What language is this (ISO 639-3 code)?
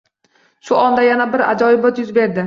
uzb